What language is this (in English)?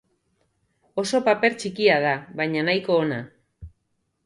Basque